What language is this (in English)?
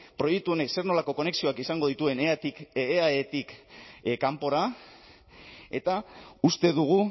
Basque